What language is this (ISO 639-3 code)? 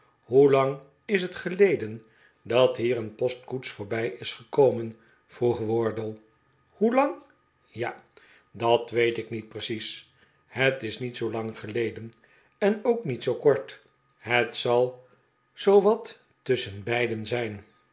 nld